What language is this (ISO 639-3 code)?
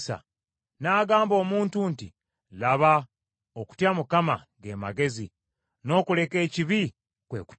lug